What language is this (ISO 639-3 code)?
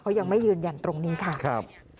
tha